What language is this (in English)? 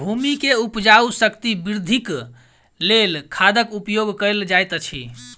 Maithili